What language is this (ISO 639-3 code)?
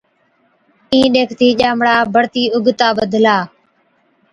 odk